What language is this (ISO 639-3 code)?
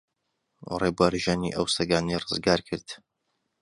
ckb